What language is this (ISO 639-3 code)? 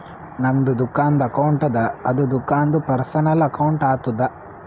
kan